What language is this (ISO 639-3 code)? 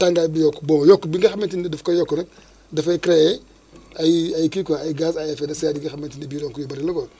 wol